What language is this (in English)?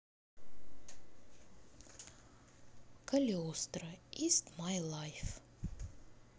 Russian